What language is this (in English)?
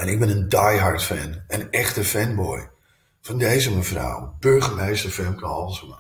Dutch